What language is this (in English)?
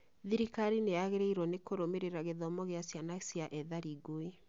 Kikuyu